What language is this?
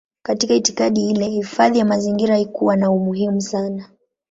Swahili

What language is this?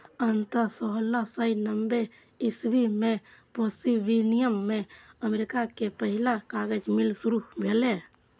Maithili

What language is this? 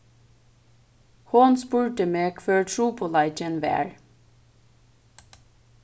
Faroese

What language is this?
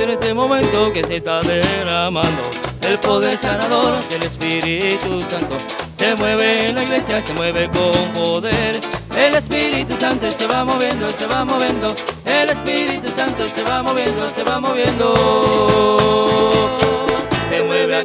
Spanish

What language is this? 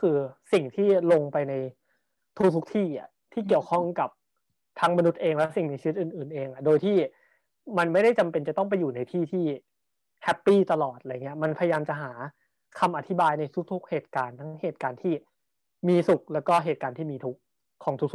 Thai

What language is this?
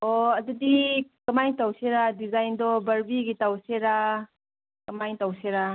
Manipuri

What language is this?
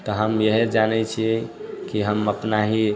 Maithili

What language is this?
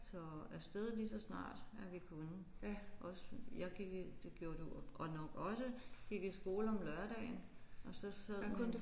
Danish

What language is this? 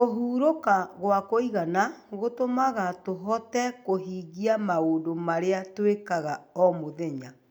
Kikuyu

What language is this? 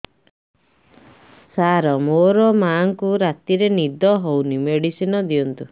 Odia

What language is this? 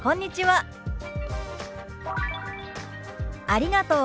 Japanese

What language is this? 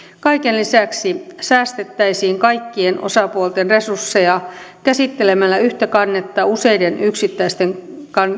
Finnish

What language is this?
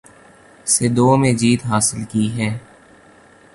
Urdu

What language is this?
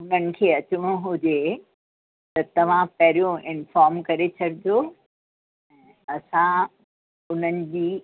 Sindhi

